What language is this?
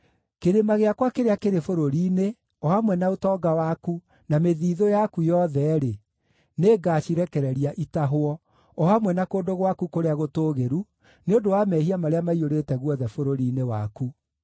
Kikuyu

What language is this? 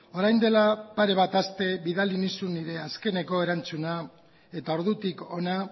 Basque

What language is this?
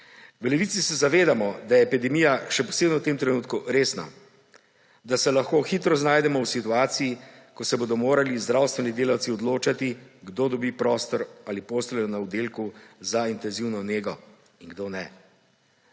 Slovenian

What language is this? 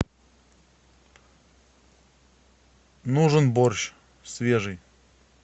Russian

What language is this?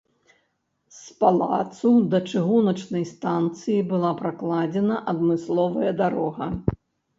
Belarusian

